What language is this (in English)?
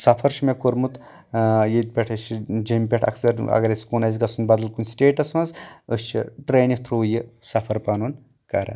Kashmiri